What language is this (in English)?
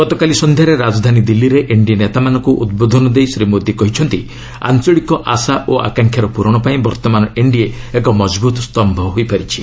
Odia